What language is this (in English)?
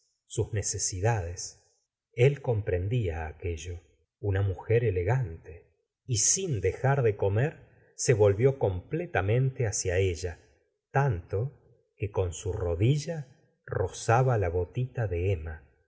Spanish